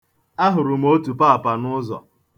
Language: Igbo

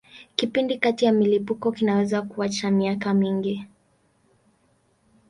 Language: Swahili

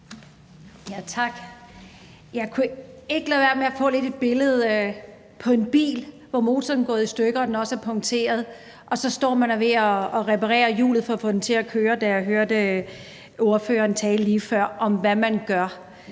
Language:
Danish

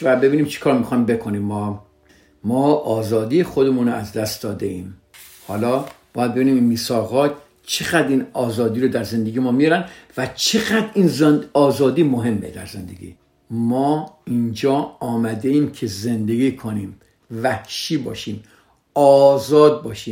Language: Persian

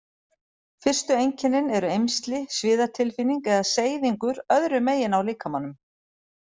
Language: Icelandic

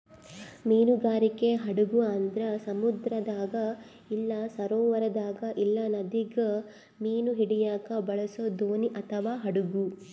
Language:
Kannada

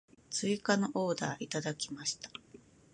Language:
Japanese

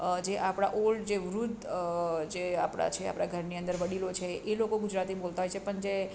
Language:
Gujarati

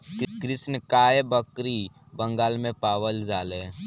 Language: Bhojpuri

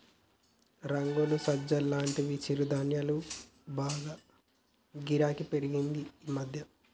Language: Telugu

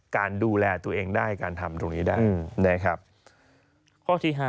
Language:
Thai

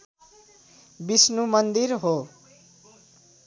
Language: Nepali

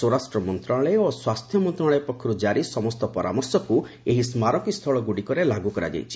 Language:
Odia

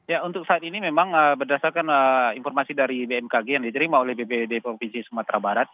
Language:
Indonesian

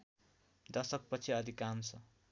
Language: Nepali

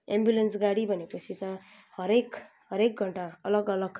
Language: Nepali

